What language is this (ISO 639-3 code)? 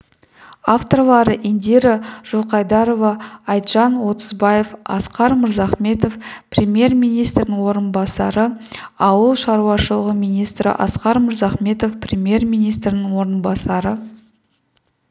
kaz